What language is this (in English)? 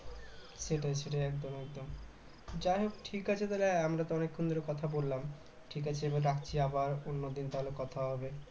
Bangla